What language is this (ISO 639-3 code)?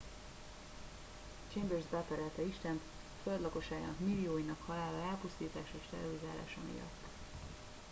hun